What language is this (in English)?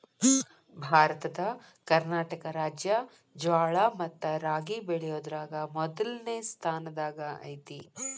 Kannada